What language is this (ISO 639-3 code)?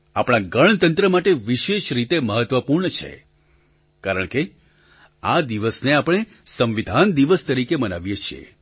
guj